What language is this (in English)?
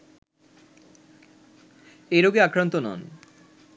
Bangla